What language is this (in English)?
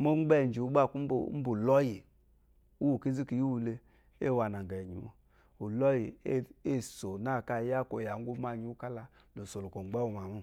Eloyi